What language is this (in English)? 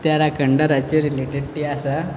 Konkani